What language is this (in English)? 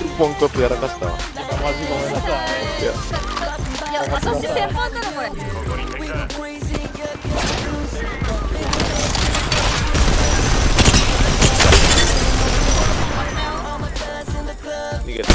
Japanese